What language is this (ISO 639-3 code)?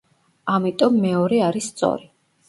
kat